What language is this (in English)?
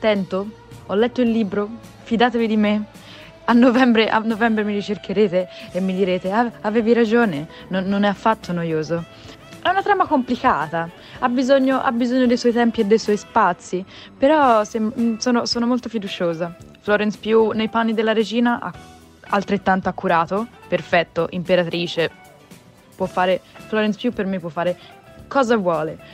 Italian